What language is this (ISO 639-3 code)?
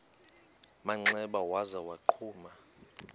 xho